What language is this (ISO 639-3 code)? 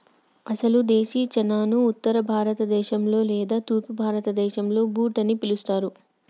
tel